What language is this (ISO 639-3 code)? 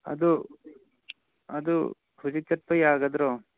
mni